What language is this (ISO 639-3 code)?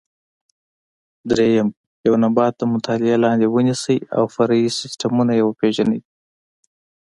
pus